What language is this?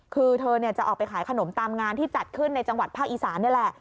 Thai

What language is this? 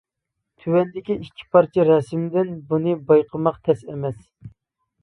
Uyghur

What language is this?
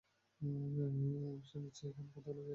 Bangla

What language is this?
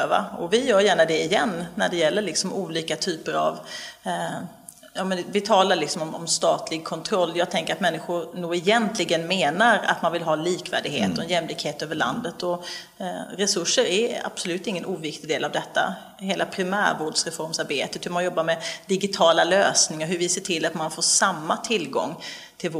Swedish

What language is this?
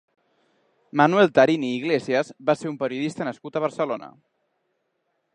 Catalan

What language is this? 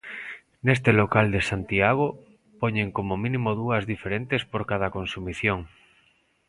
Galician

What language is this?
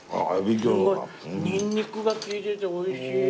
Japanese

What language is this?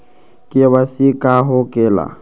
Magahi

